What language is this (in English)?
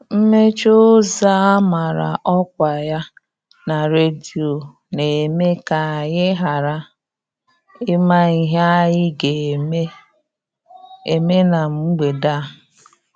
Igbo